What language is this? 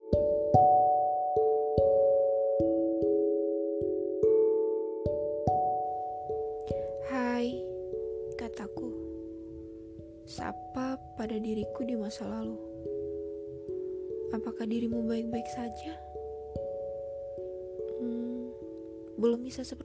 Indonesian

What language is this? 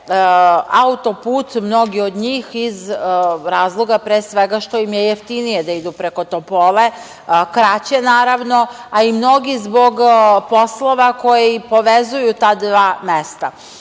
Serbian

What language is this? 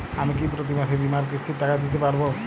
Bangla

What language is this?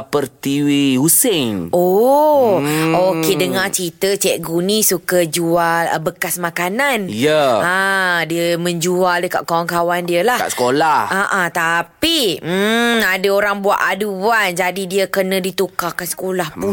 Malay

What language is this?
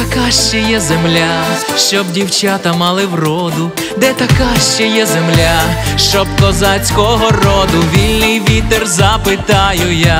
Romanian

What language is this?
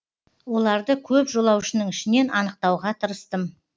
Kazakh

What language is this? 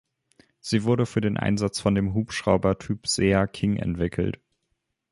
German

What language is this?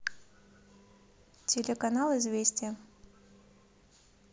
Russian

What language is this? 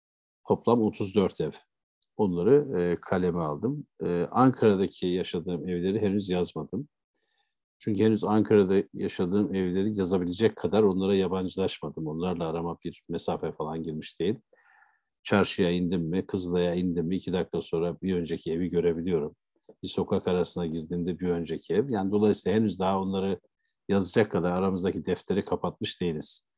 Turkish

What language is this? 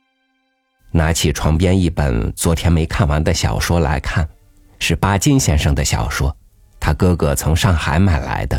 Chinese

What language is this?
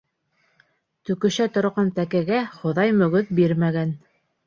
Bashkir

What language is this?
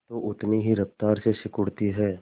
Hindi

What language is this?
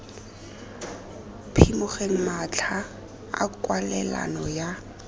Tswana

